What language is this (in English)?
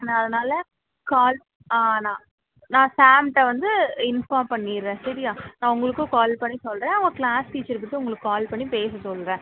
Tamil